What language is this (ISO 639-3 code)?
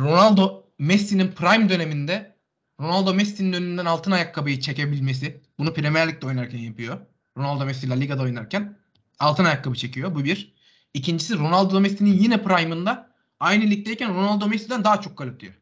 tur